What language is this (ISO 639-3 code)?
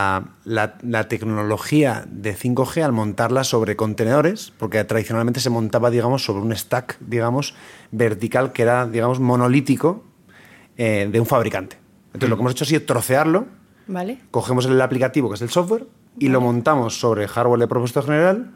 spa